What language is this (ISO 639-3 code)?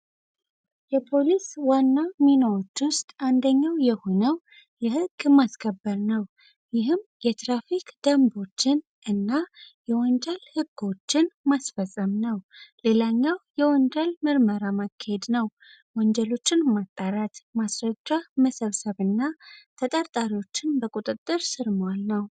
amh